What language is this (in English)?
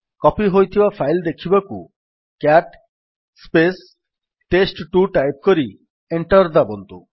Odia